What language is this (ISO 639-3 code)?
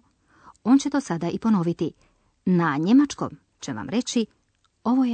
hrv